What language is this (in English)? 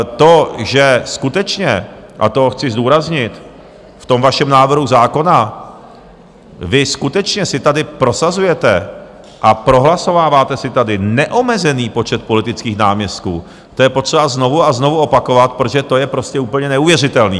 Czech